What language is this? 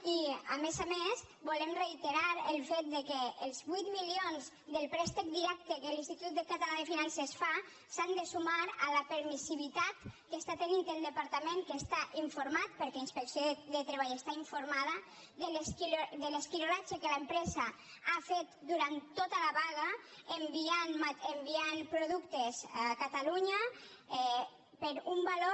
Catalan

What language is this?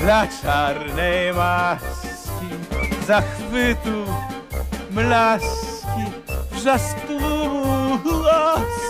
Polish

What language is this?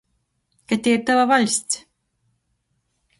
Latgalian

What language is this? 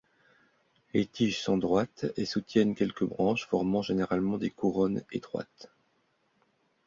French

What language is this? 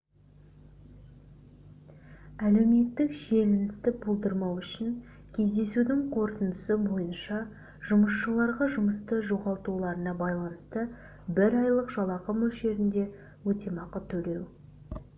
Kazakh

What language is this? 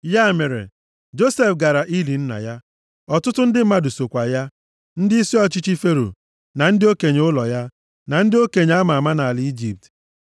Igbo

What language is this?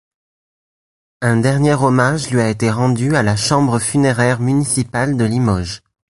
French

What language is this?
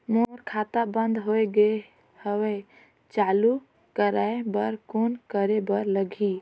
Chhattisgarhi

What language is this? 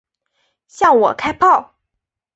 Chinese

